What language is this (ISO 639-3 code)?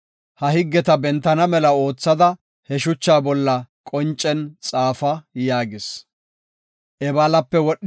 gof